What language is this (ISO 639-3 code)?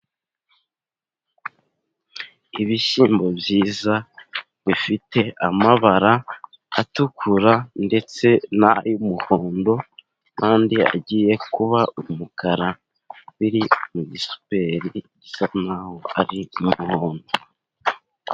kin